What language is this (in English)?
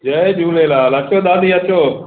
Sindhi